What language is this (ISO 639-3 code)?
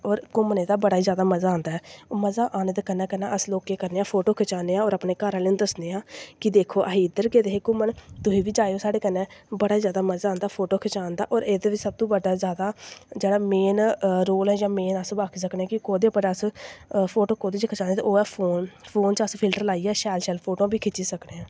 doi